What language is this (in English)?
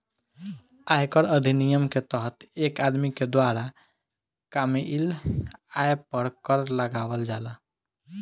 Bhojpuri